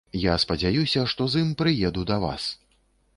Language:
Belarusian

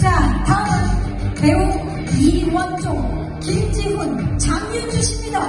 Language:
Korean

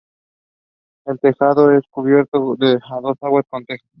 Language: Spanish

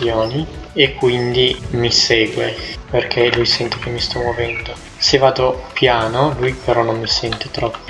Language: Italian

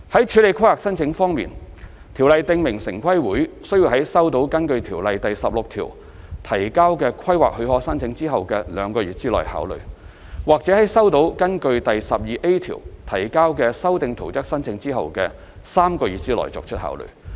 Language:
Cantonese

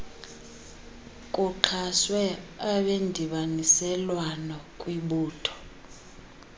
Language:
Xhosa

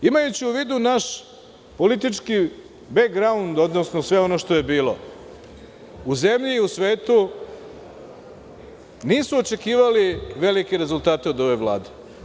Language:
Serbian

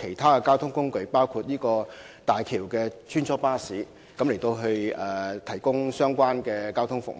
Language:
Cantonese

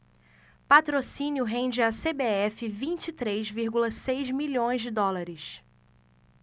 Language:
Portuguese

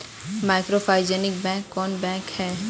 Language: Magahi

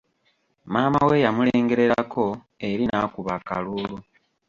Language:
Ganda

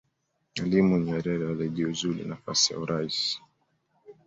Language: Swahili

